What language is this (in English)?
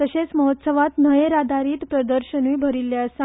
Konkani